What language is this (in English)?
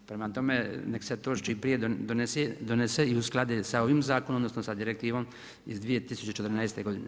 Croatian